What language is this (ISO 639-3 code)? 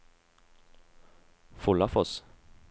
nor